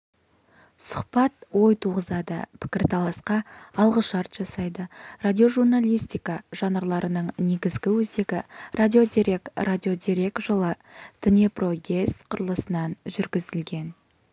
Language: Kazakh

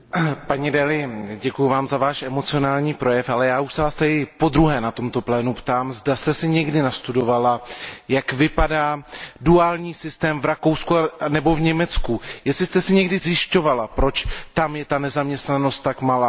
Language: Czech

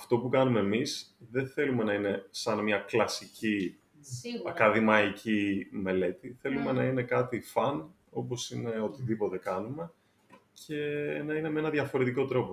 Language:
Greek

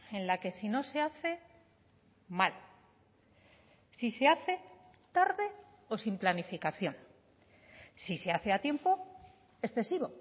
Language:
Spanish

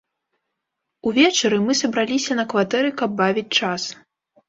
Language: Belarusian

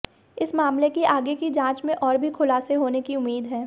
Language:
Hindi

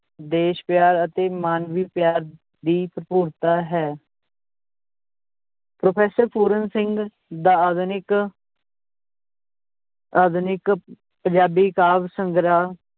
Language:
Punjabi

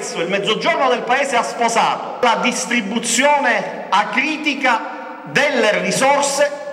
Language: Italian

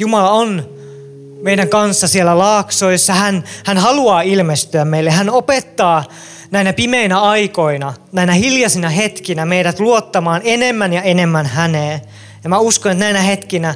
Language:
Finnish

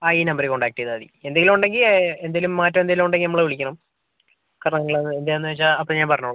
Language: Malayalam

